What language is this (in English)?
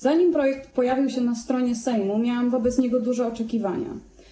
Polish